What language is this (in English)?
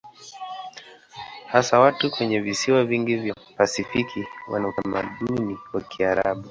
Swahili